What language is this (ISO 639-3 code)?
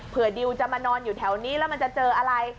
tha